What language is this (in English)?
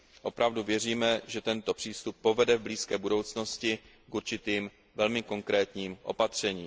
Czech